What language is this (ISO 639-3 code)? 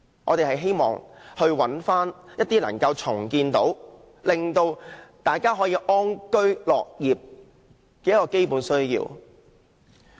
yue